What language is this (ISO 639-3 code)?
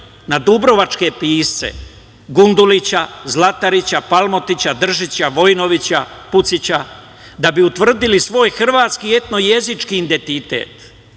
srp